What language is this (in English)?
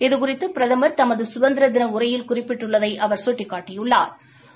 Tamil